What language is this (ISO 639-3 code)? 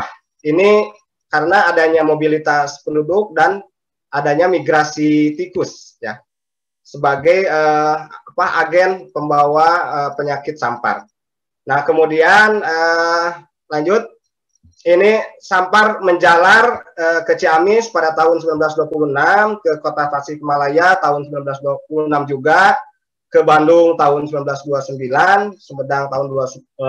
ind